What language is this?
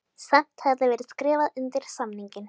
Icelandic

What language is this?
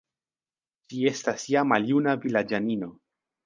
Esperanto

